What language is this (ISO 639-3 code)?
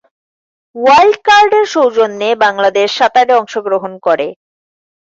ben